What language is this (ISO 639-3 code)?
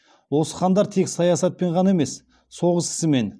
kaz